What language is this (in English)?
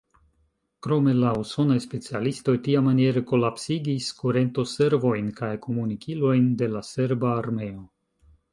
Esperanto